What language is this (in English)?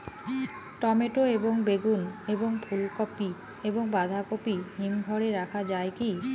Bangla